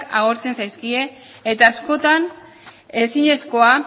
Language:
Basque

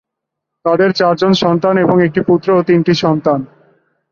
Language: Bangla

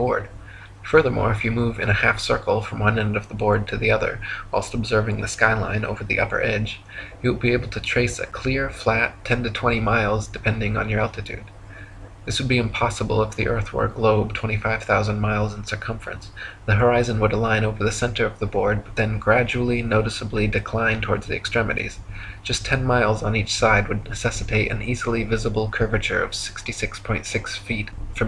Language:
English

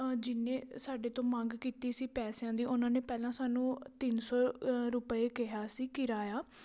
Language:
Punjabi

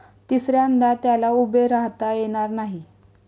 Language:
Marathi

